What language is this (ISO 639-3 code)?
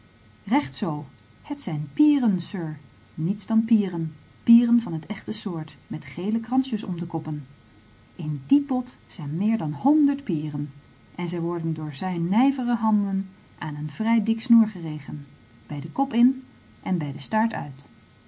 nld